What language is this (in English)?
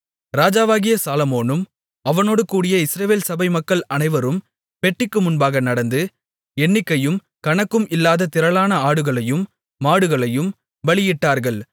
Tamil